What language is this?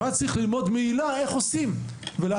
Hebrew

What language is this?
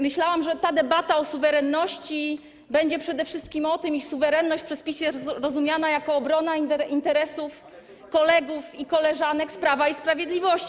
Polish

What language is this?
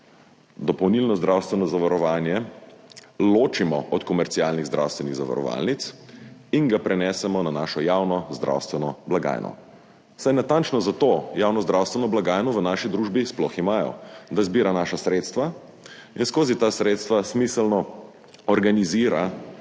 Slovenian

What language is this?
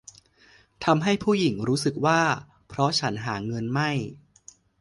Thai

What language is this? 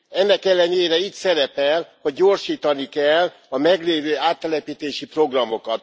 Hungarian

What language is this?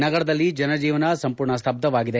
Kannada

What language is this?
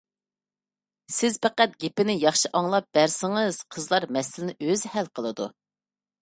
Uyghur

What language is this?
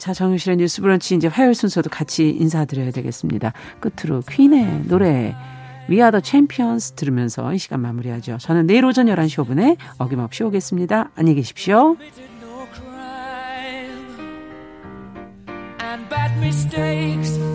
Korean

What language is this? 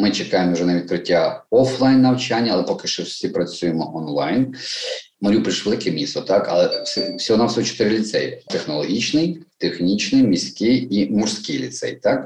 Ukrainian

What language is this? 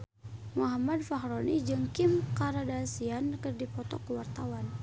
Sundanese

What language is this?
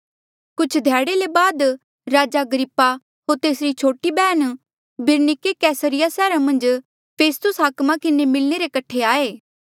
Mandeali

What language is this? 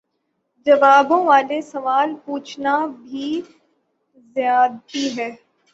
Urdu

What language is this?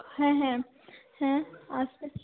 Bangla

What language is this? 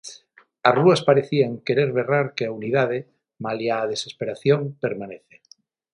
Galician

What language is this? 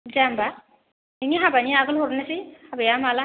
Bodo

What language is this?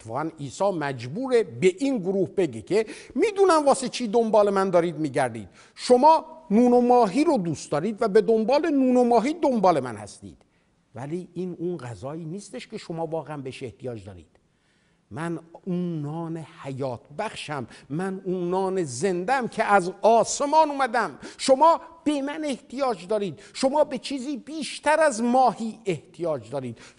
Persian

